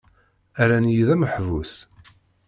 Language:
Kabyle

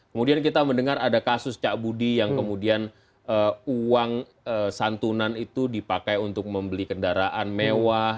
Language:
Indonesian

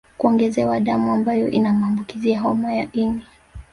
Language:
Swahili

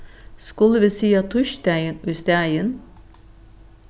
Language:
Faroese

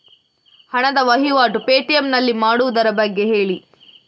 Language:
Kannada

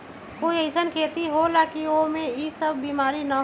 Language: Magahi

